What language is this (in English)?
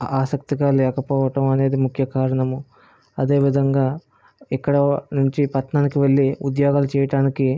Telugu